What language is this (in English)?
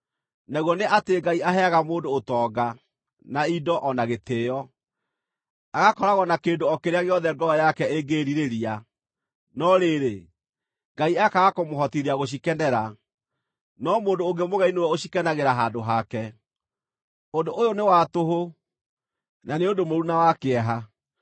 Kikuyu